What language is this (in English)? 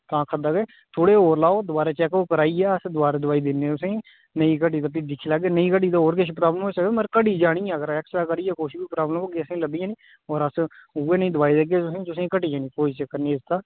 Dogri